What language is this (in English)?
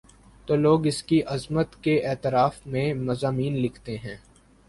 Urdu